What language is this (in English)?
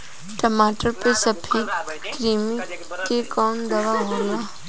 Bhojpuri